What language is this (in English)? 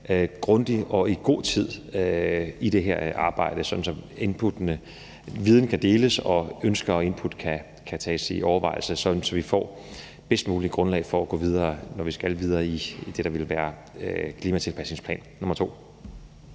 Danish